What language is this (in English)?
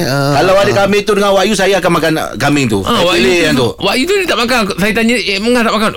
Malay